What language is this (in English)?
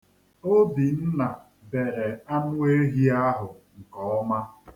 Igbo